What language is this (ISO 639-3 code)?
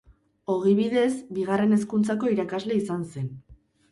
eus